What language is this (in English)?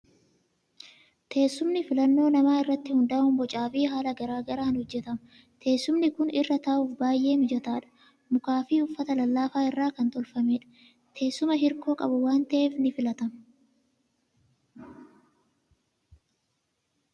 Oromo